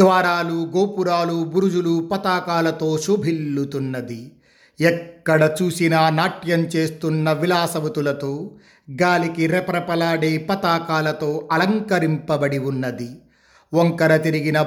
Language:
Telugu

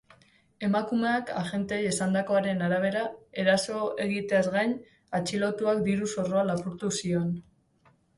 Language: Basque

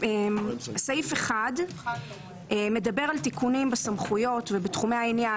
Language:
Hebrew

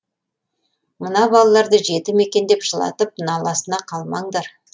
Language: Kazakh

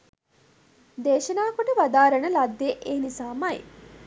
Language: Sinhala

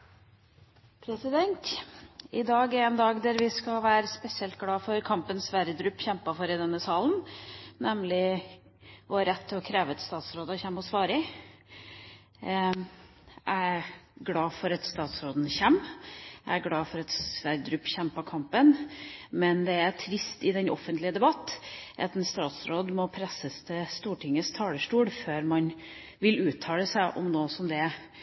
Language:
Norwegian Bokmål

